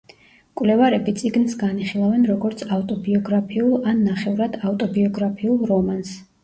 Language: Georgian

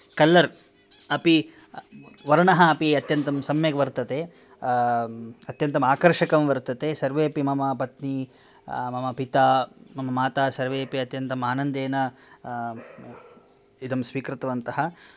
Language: Sanskrit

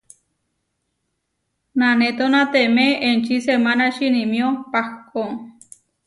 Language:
Huarijio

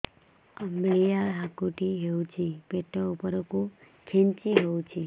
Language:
Odia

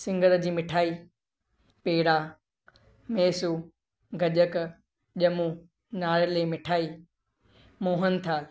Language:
Sindhi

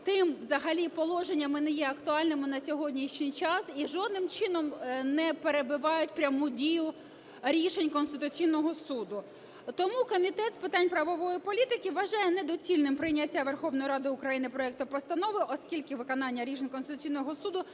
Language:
Ukrainian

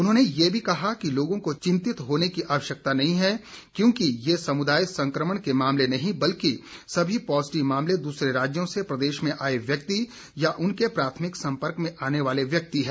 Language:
Hindi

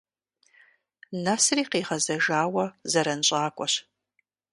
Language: Kabardian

